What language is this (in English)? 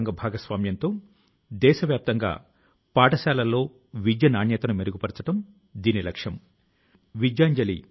Telugu